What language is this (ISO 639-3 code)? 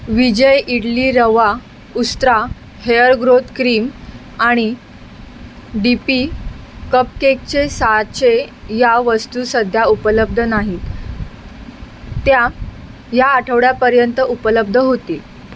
mar